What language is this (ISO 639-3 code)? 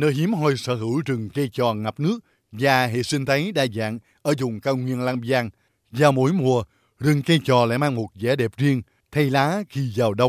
vie